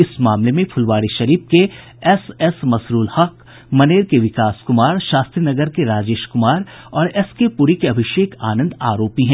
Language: Hindi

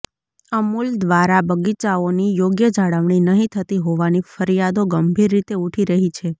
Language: Gujarati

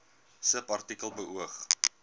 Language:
Afrikaans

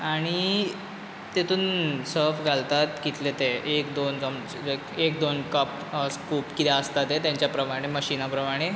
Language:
Konkani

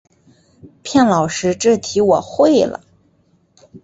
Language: Chinese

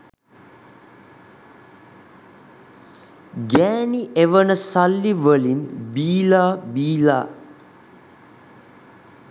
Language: Sinhala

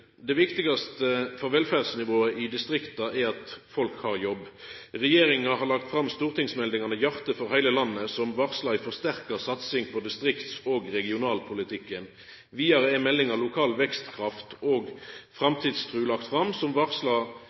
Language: Norwegian Nynorsk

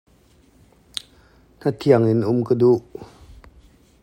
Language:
Hakha Chin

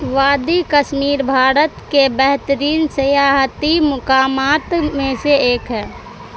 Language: Urdu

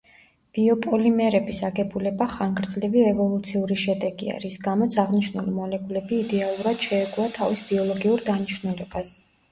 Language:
Georgian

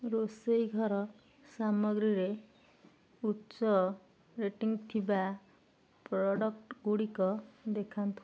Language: Odia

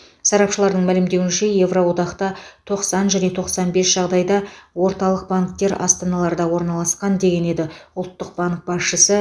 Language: Kazakh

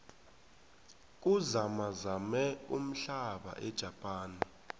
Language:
South Ndebele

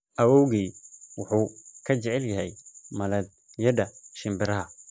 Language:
Somali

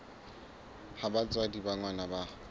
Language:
Southern Sotho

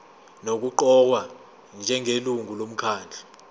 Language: Zulu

